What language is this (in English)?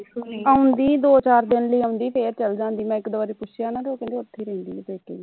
Punjabi